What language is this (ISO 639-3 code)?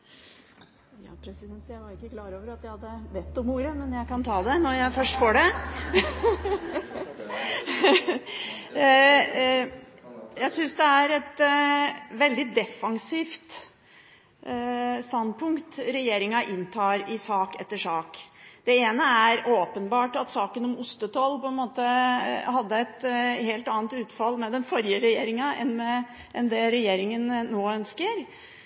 nno